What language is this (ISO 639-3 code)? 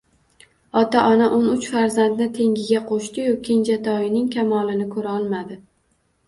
uzb